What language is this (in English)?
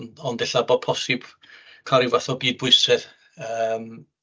Welsh